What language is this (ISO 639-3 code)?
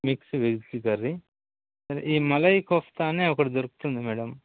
tel